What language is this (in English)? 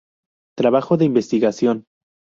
Spanish